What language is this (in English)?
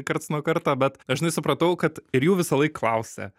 Lithuanian